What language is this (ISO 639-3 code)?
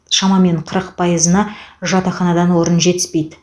kaz